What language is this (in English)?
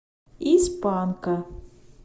Russian